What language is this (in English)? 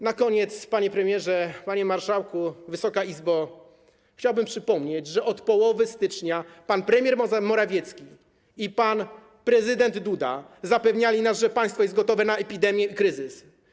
Polish